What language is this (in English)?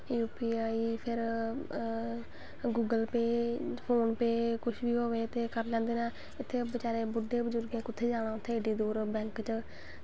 Dogri